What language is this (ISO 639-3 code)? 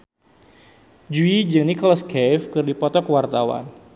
sun